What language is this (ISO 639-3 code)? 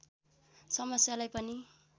nep